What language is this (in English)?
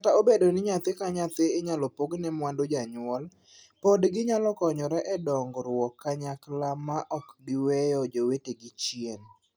Luo (Kenya and Tanzania)